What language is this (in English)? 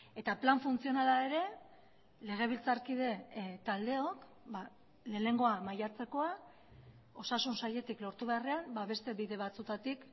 Basque